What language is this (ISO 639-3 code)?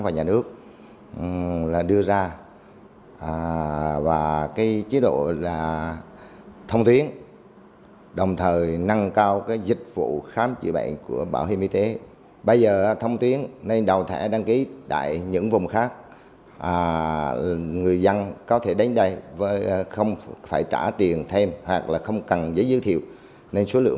vie